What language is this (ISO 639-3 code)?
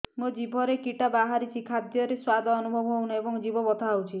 ori